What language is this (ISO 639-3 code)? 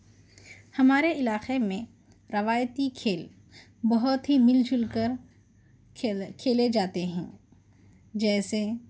urd